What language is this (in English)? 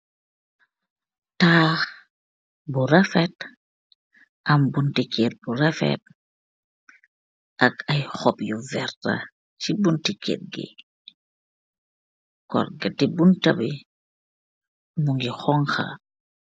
Wolof